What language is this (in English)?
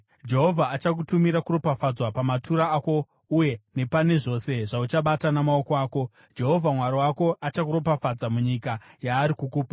Shona